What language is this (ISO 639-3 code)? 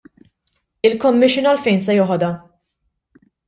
mlt